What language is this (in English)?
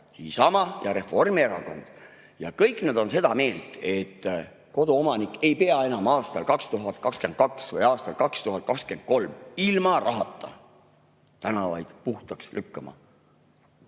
Estonian